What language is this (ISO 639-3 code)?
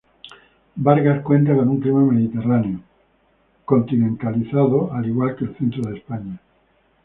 spa